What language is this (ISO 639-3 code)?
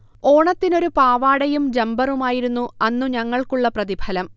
mal